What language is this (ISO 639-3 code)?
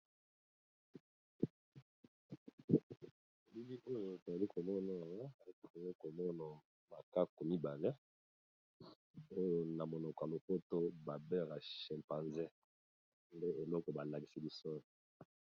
lin